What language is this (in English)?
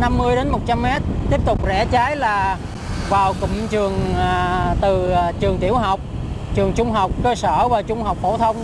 Vietnamese